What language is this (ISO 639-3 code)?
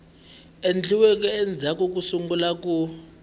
tso